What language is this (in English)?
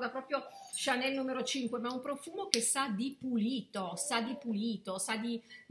Italian